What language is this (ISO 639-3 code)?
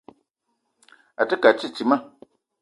eto